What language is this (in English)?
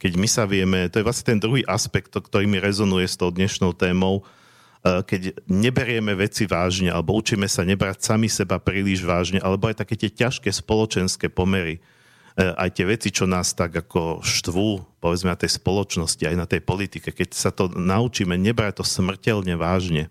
Slovak